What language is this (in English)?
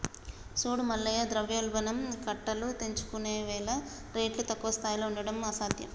Telugu